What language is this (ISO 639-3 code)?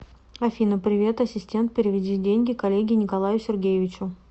rus